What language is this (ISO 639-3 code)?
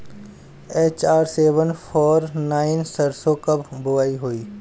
bho